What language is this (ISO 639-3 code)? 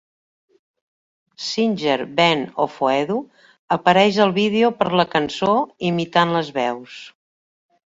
cat